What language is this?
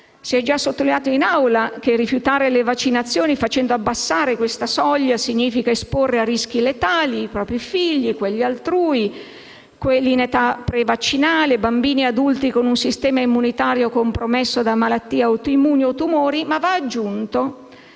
Italian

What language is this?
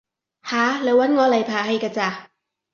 Cantonese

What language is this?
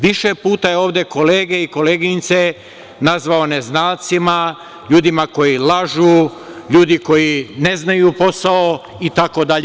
Serbian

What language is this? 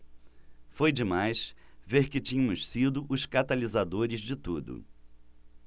Portuguese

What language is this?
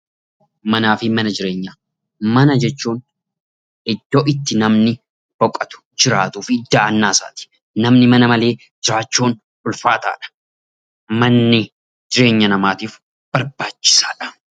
Oromo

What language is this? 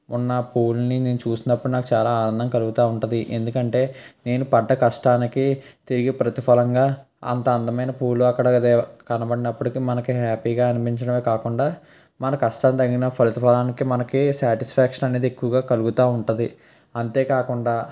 Telugu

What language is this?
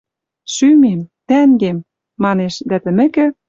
Western Mari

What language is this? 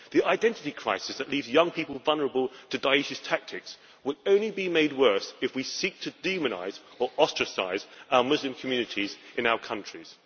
English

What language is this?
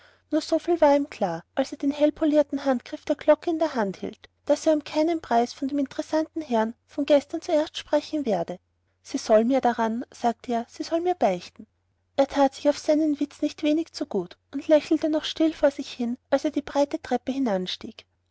German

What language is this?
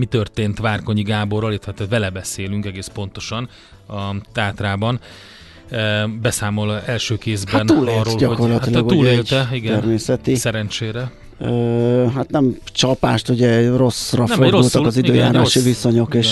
Hungarian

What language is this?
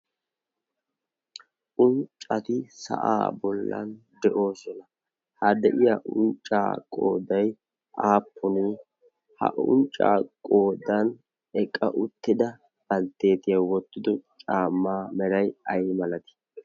Wolaytta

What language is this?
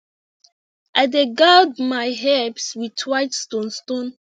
Nigerian Pidgin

